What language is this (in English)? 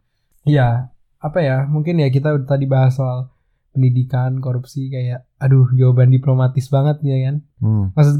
Indonesian